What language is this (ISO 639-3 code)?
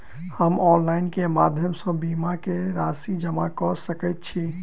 mai